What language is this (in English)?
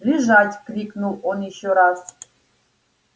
Russian